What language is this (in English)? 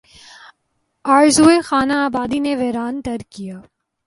Urdu